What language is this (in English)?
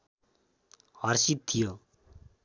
Nepali